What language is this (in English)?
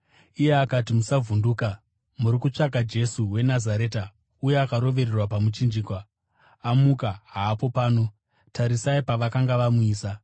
Shona